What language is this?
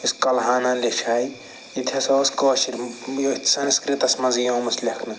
Kashmiri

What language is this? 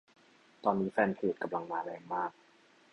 Thai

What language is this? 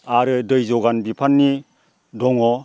Bodo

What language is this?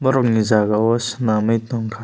Kok Borok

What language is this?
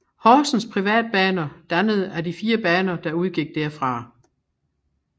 Danish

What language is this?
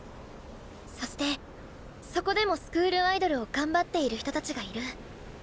Japanese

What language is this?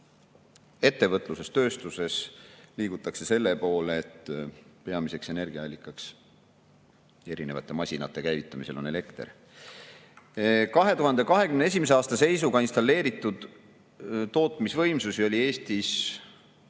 Estonian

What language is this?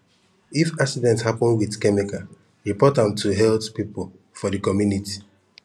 Nigerian Pidgin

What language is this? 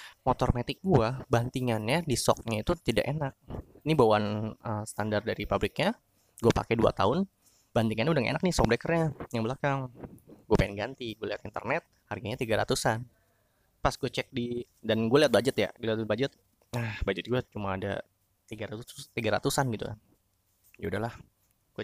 Indonesian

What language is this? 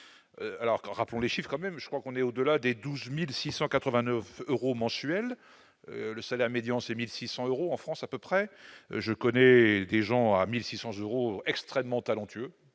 French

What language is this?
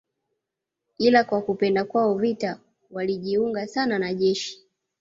Swahili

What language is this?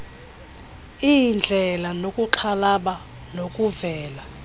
Xhosa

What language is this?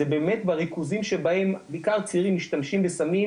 Hebrew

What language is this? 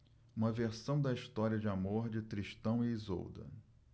Portuguese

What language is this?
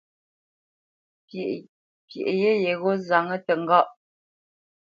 Bamenyam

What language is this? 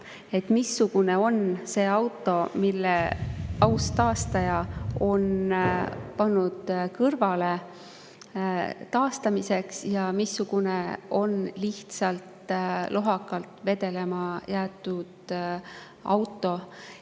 Estonian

